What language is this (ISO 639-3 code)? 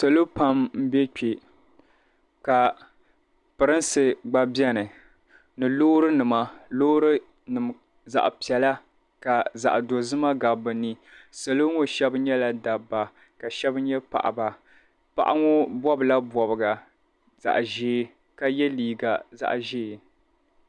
dag